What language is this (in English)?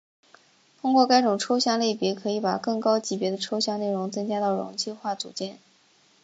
Chinese